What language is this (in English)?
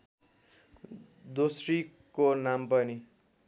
Nepali